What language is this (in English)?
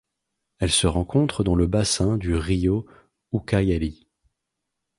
French